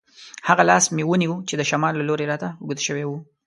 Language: Pashto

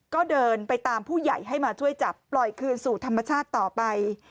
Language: Thai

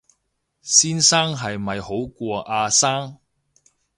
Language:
Cantonese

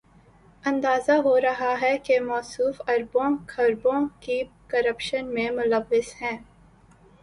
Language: Urdu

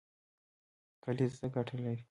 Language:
Pashto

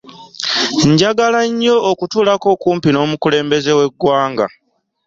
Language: Ganda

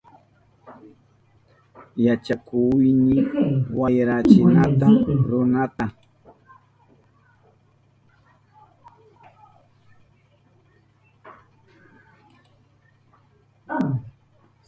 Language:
Southern Pastaza Quechua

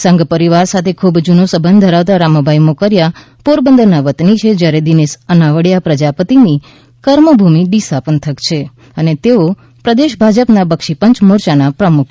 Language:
Gujarati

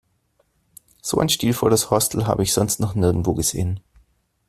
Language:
German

